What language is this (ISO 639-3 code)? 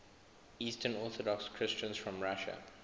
eng